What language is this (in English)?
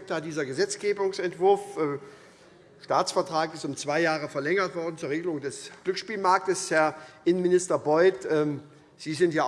German